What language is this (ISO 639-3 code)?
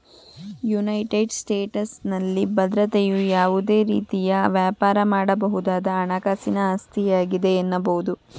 kan